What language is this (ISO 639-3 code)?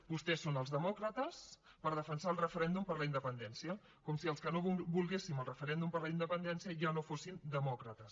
cat